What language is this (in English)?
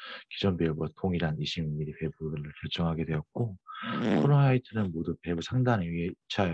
Korean